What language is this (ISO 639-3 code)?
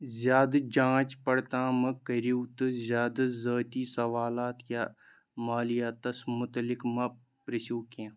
kas